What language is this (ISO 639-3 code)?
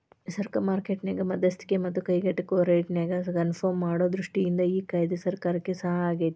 kan